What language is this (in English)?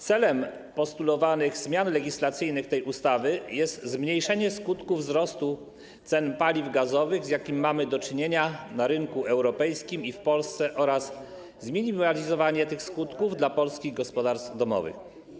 Polish